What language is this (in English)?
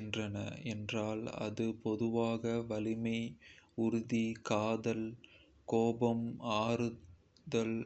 Kota (India)